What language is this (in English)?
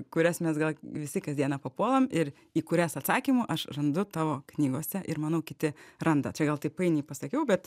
Lithuanian